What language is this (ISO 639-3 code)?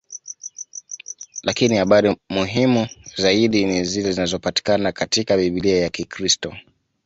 swa